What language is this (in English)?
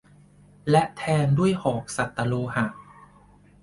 Thai